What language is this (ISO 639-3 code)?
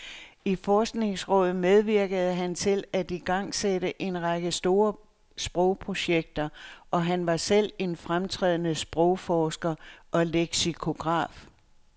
dan